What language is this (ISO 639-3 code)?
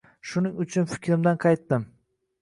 uzb